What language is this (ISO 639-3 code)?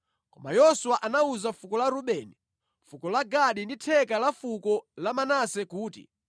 nya